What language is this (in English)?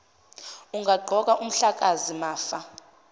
Zulu